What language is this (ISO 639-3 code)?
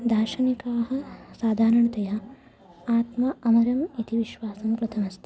san